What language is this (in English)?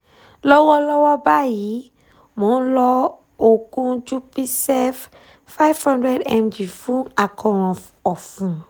Yoruba